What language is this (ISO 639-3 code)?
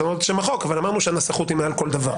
heb